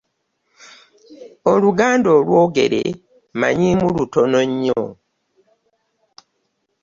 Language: Ganda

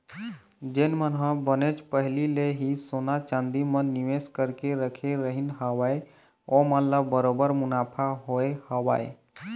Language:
Chhattisgarhi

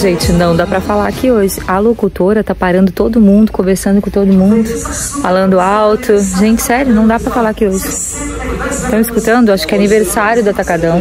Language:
Portuguese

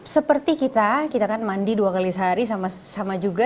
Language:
Indonesian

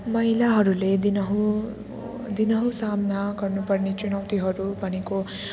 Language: Nepali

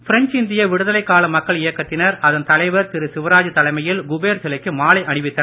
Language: Tamil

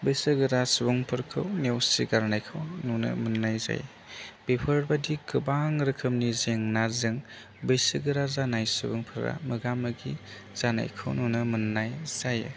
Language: Bodo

